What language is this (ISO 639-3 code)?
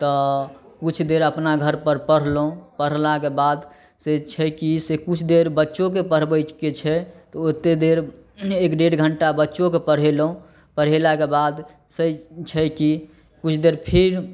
mai